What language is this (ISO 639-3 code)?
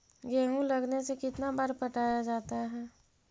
mag